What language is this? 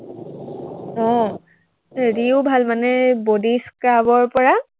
Assamese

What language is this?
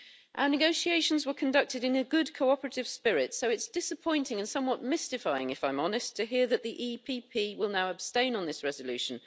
English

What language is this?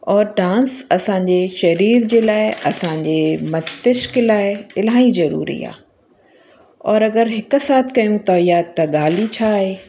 Sindhi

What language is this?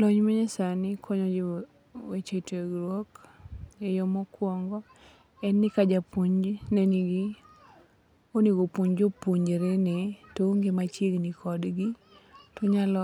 Luo (Kenya and Tanzania)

